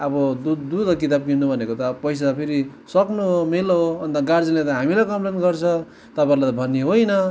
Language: Nepali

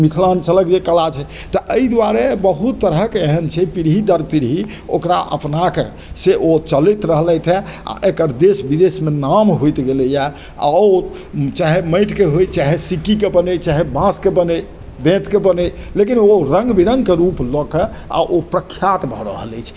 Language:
Maithili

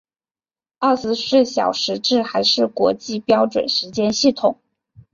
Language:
Chinese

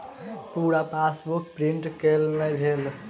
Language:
Maithili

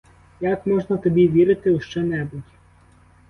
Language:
Ukrainian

